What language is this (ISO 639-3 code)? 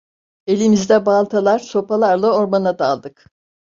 tur